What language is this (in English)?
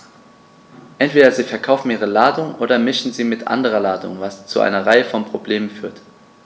German